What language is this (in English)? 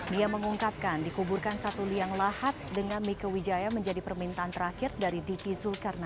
Indonesian